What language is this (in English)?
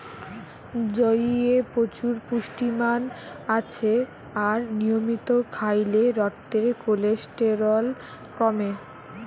Bangla